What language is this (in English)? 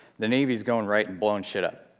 English